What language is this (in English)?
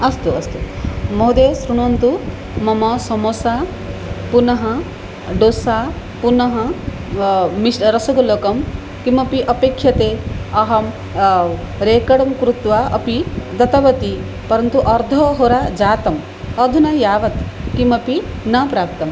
Sanskrit